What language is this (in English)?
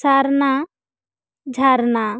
Santali